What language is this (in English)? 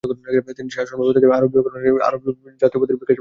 Bangla